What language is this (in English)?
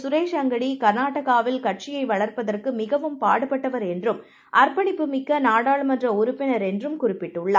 Tamil